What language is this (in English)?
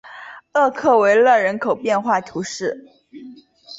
Chinese